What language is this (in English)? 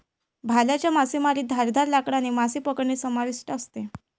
Marathi